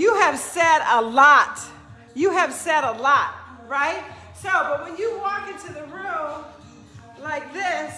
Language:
English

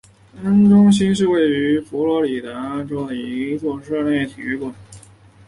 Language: Chinese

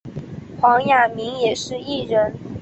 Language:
Chinese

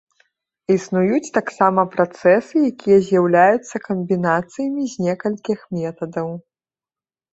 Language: Belarusian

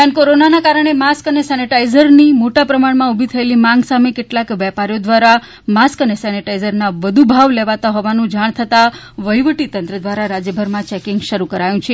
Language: Gujarati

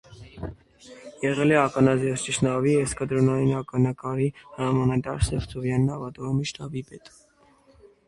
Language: Armenian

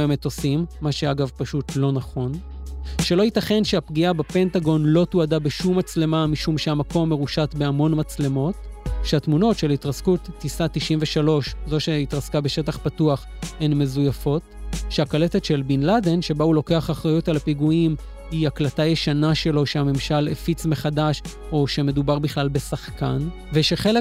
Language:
Hebrew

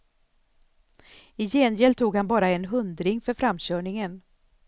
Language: Swedish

